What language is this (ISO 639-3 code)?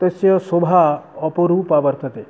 san